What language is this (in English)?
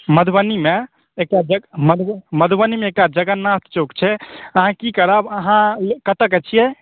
Maithili